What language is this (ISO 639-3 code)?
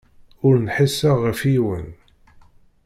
kab